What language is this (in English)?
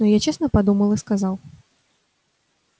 Russian